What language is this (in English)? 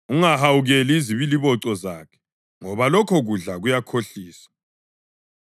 North Ndebele